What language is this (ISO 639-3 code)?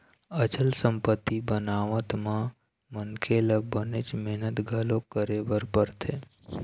hne